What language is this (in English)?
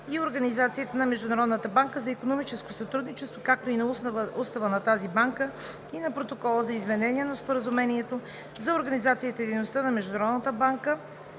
Bulgarian